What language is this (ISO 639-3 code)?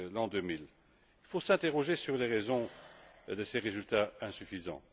fra